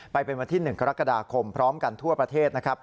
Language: Thai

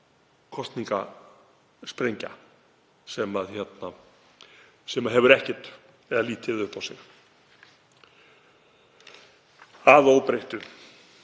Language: Icelandic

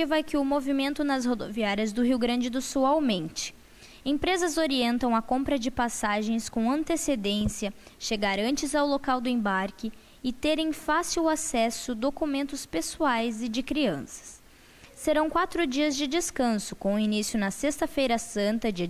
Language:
Portuguese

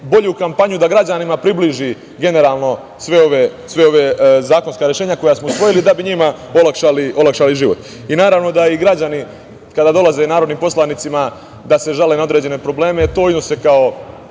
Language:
Serbian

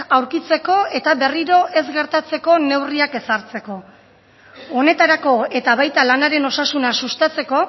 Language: Basque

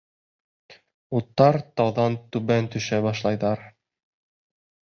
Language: Bashkir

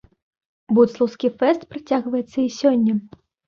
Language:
Belarusian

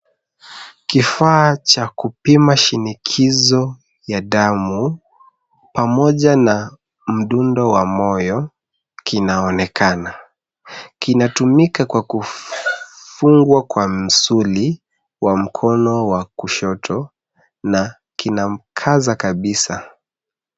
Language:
Swahili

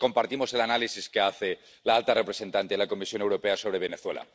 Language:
Spanish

